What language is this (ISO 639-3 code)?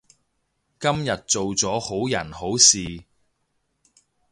yue